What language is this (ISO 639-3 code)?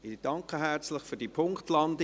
gsw